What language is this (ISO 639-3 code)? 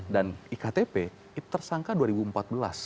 ind